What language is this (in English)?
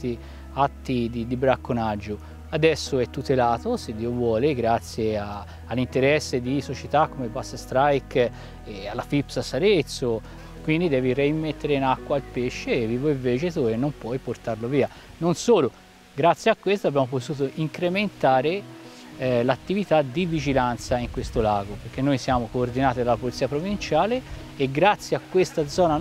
Italian